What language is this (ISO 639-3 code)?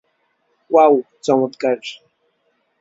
ben